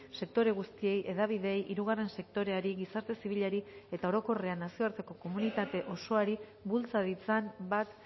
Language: Basque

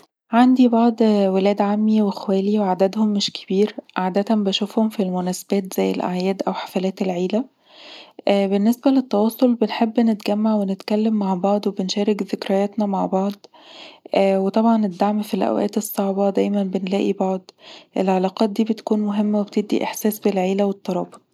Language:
Egyptian Arabic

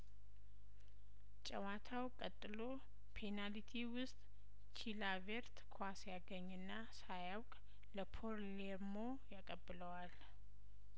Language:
Amharic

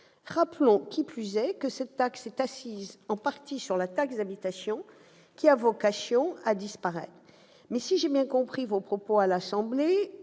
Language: French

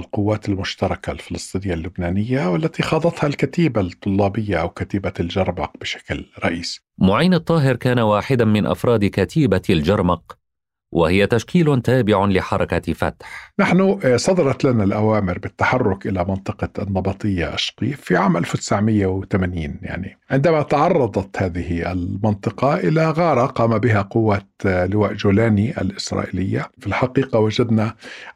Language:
Arabic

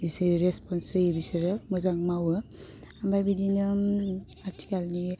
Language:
Bodo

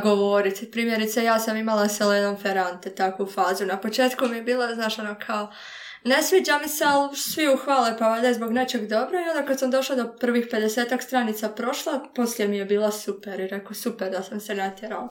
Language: Croatian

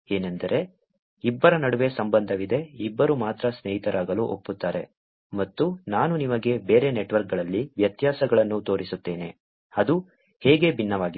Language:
Kannada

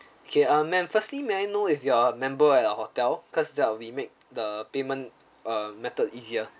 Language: English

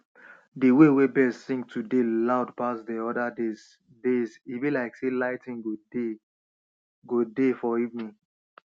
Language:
Nigerian Pidgin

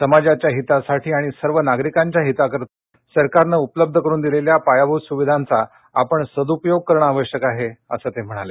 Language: Marathi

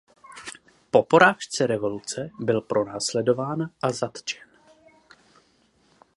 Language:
Czech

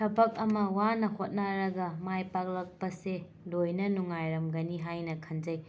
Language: Manipuri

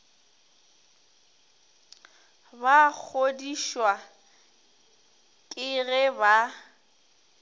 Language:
Northern Sotho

